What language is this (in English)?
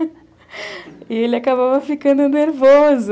Portuguese